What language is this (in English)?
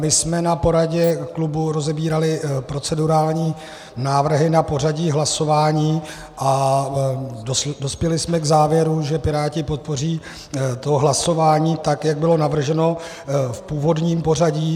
Czech